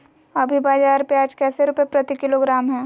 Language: Magahi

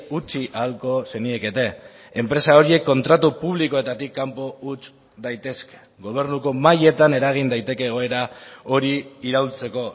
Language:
Basque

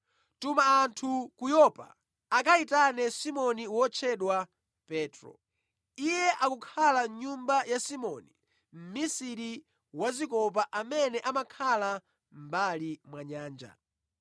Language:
Nyanja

